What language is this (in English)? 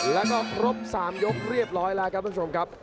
Thai